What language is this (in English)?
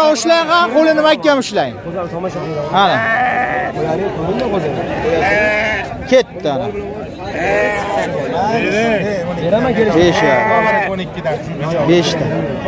Turkish